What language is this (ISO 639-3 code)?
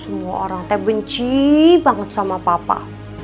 ind